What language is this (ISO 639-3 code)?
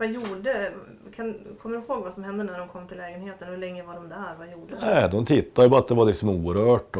swe